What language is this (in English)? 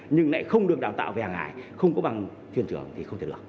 Vietnamese